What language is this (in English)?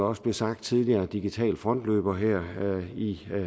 Danish